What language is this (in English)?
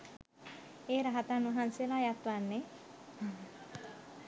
Sinhala